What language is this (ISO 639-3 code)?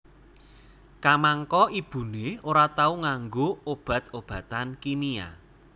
jav